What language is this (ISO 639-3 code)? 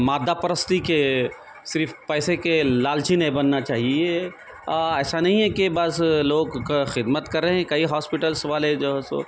urd